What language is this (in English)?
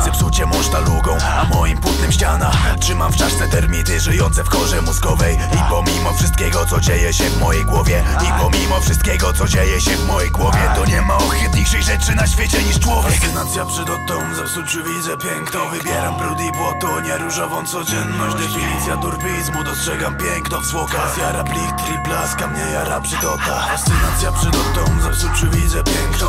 Polish